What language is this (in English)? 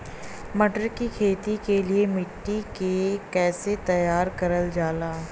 Bhojpuri